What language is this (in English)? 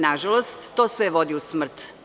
Serbian